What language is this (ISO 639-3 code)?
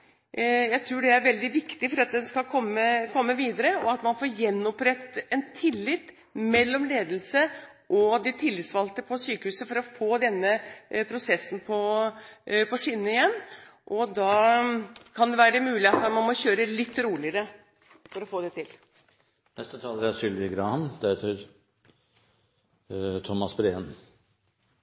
nob